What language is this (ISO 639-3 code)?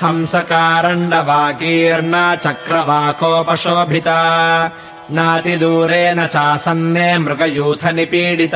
kan